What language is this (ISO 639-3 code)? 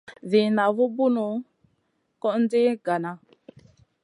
mcn